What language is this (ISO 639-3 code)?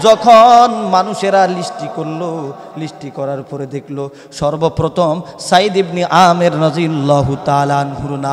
ben